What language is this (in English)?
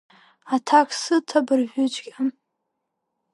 Abkhazian